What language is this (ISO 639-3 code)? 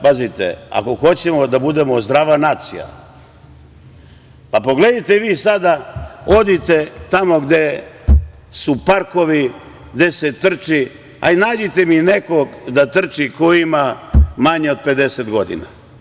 srp